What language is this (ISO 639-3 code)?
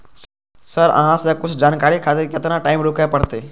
mai